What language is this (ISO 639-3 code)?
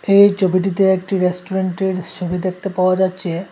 ben